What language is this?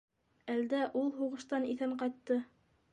Bashkir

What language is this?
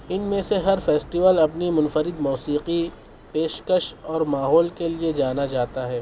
Urdu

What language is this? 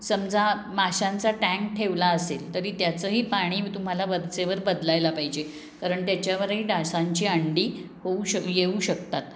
Marathi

